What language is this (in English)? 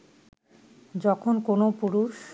Bangla